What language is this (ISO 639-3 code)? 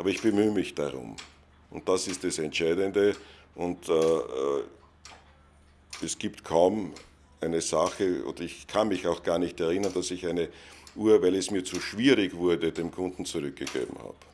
deu